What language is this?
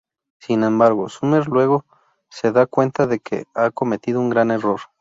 Spanish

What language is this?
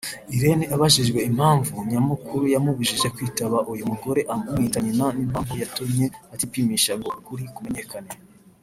Kinyarwanda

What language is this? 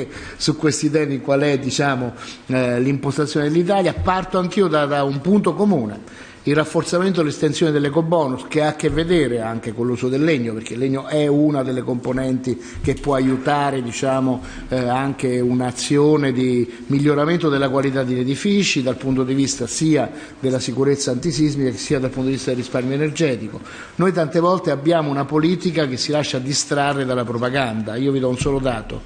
Italian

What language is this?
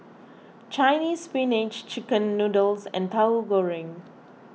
English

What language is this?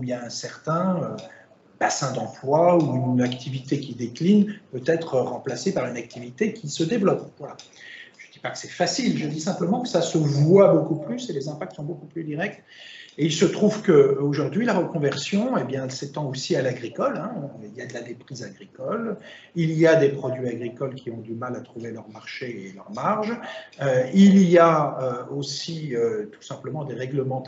French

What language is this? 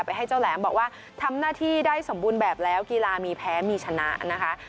Thai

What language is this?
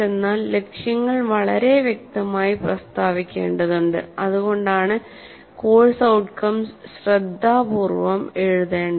Malayalam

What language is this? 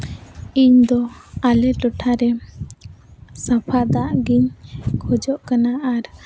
Santali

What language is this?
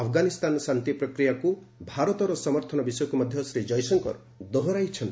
Odia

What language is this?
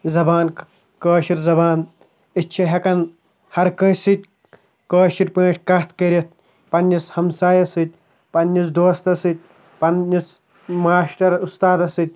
Kashmiri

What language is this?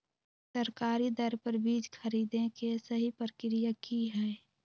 Magahi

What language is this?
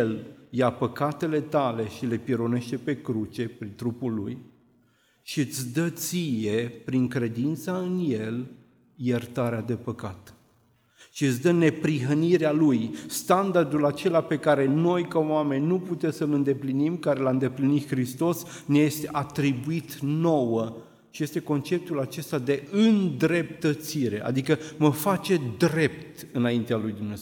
Romanian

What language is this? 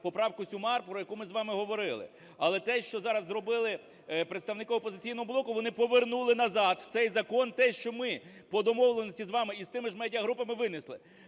Ukrainian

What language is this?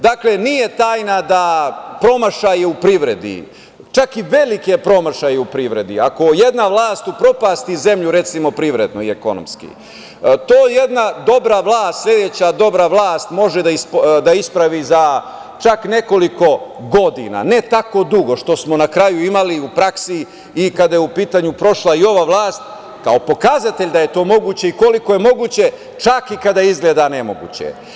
Serbian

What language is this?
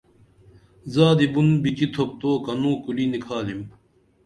Dameli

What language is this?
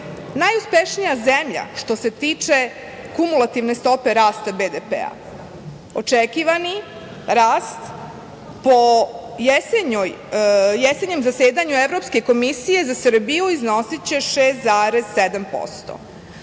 Serbian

